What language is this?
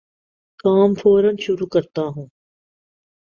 Urdu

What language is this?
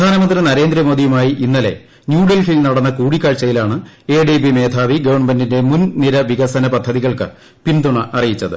Malayalam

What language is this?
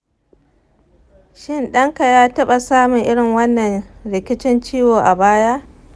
Hausa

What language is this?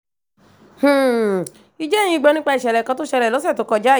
Yoruba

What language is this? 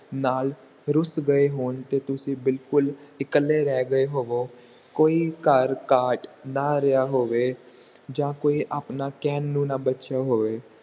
Punjabi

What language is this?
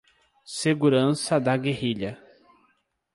Portuguese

